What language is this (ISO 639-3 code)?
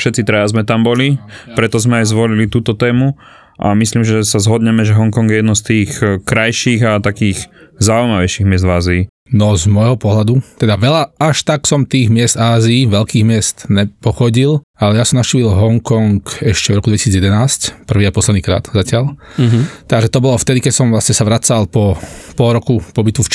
slk